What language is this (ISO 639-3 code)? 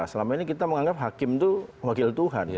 ind